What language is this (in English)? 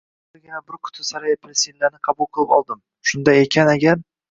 Uzbek